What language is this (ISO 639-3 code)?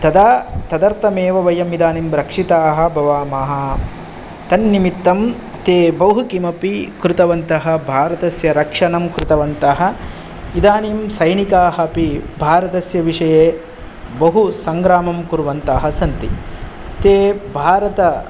san